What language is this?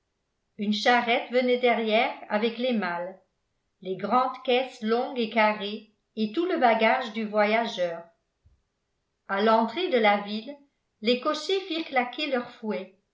French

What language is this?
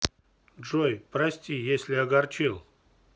Russian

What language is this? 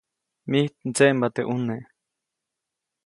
Copainalá Zoque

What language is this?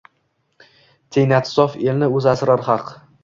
Uzbek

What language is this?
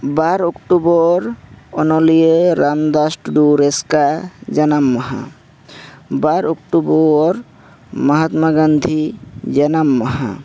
Santali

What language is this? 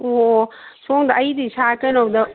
Manipuri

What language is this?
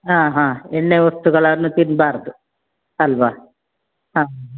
Kannada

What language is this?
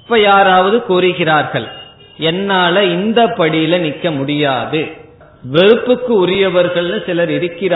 Tamil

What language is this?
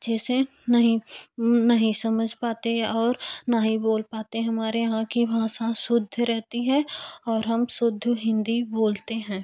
Hindi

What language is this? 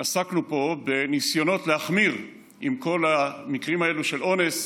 Hebrew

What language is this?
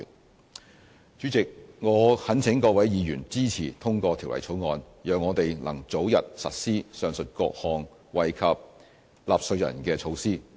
Cantonese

